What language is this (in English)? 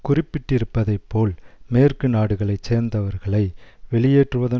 Tamil